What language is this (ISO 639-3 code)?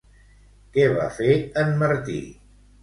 cat